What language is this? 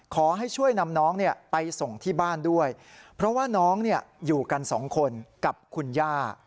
Thai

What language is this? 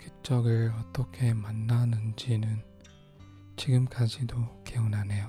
Korean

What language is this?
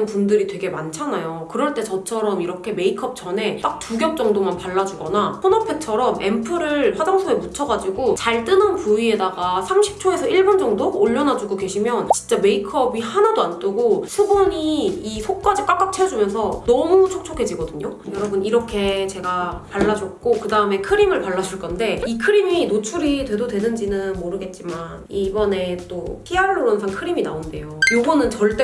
Korean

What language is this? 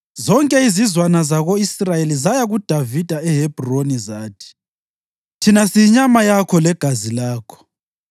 North Ndebele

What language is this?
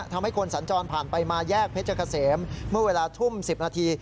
Thai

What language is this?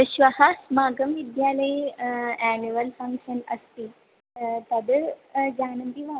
Sanskrit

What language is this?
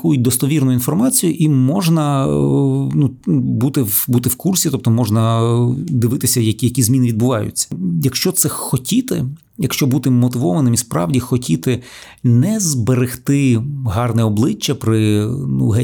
Ukrainian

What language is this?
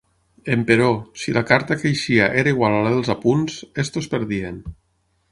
Catalan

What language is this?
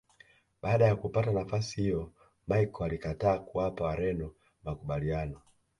Swahili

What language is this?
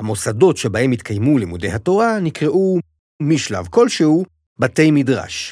Hebrew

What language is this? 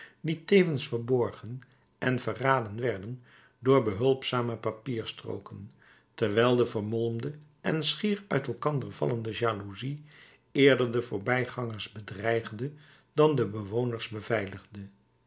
Dutch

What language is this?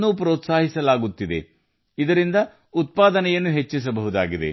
Kannada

